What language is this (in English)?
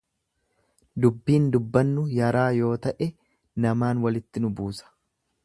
Oromo